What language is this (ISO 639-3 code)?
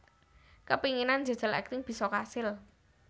jav